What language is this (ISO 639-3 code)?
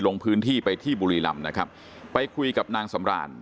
tha